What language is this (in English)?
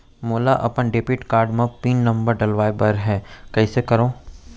Chhattisgarhi